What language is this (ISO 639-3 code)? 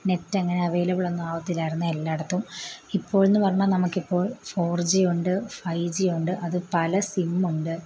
mal